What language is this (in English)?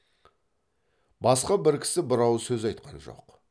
Kazakh